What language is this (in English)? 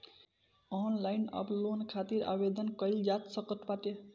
Bhojpuri